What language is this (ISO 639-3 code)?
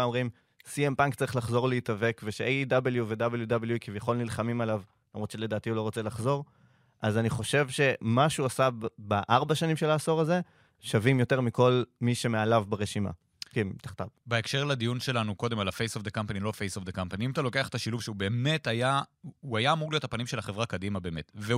heb